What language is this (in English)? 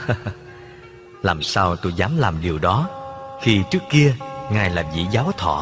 Vietnamese